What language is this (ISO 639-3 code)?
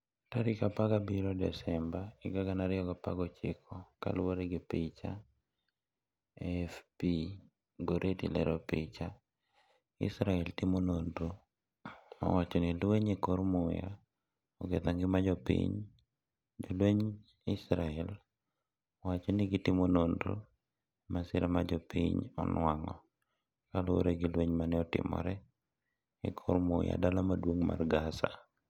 luo